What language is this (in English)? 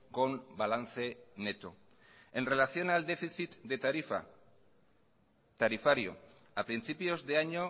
Spanish